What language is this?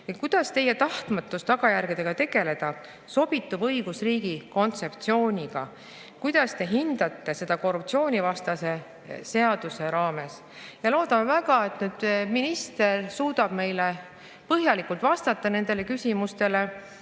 Estonian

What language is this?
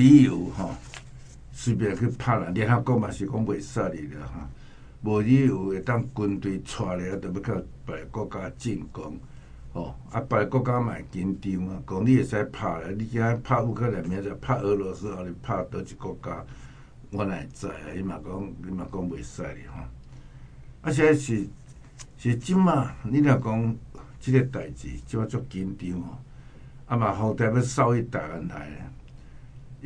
Chinese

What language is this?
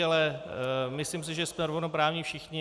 Czech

